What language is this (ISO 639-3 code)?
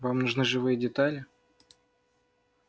rus